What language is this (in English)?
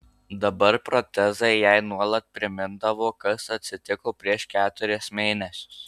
Lithuanian